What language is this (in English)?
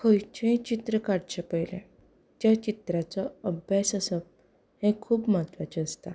Konkani